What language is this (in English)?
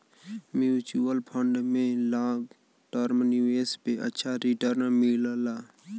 Bhojpuri